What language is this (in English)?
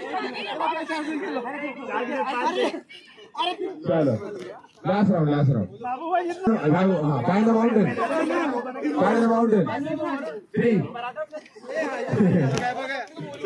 Arabic